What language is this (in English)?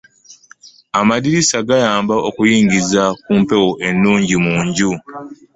Ganda